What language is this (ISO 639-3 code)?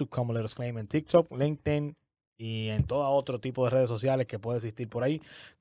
spa